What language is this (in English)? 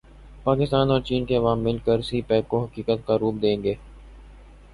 Urdu